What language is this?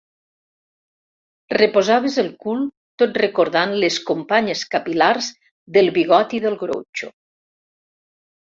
Catalan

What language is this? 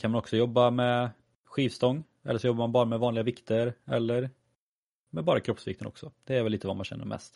Swedish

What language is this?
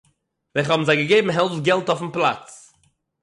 Yiddish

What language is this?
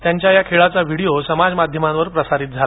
Marathi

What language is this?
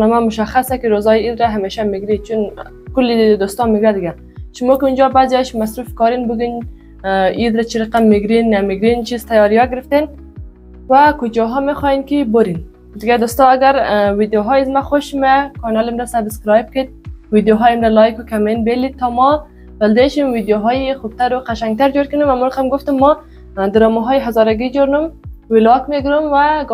Persian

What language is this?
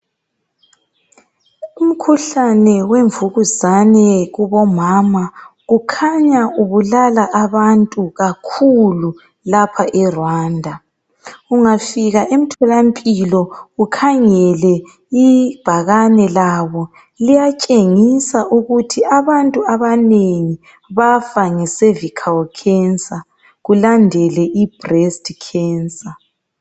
North Ndebele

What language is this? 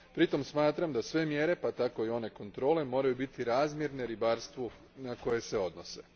Croatian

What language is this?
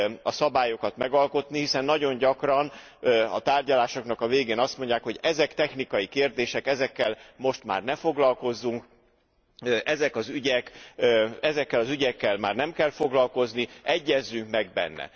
Hungarian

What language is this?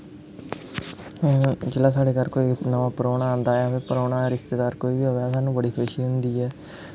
Dogri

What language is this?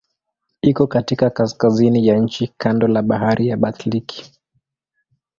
Swahili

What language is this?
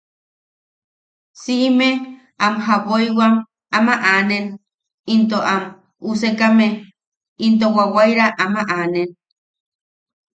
Yaqui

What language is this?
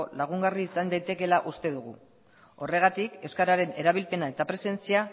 Basque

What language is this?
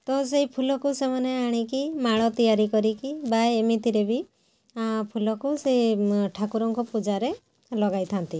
Odia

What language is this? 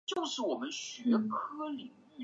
Chinese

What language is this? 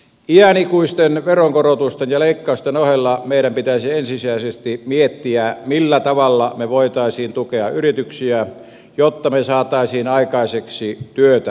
Finnish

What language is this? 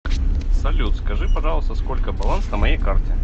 Russian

